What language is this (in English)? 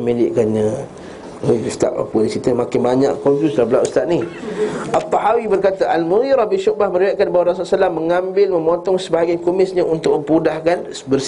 Malay